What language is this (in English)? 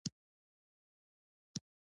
Pashto